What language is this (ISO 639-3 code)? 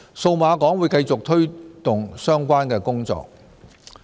yue